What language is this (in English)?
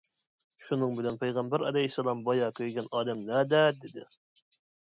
Uyghur